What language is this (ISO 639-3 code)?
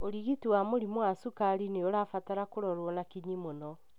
kik